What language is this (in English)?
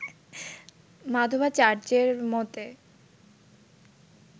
Bangla